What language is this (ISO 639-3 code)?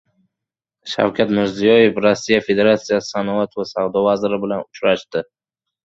uzb